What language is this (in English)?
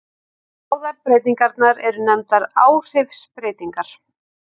Icelandic